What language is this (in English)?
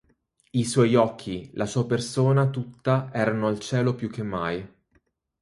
Italian